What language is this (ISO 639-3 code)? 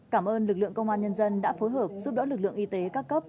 vie